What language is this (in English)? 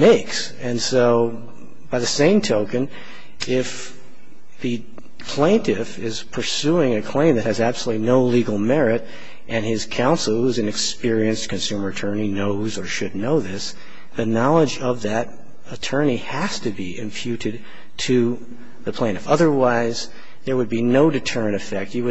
English